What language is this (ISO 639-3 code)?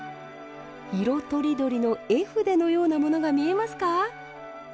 jpn